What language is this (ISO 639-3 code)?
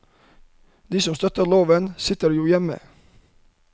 nor